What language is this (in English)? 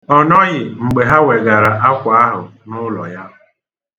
Igbo